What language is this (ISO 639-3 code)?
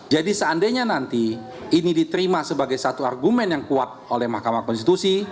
ind